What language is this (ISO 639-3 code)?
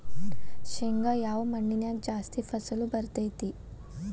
kan